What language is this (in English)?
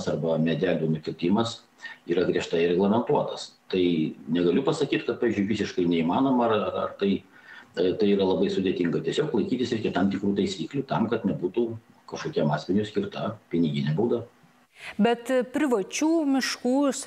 Lithuanian